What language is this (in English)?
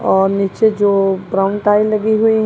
Hindi